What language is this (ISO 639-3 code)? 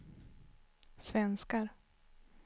swe